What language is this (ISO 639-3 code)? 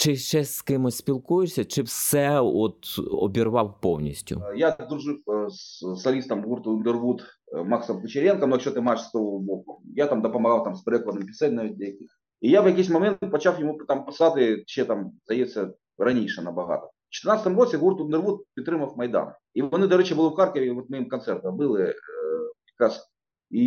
ukr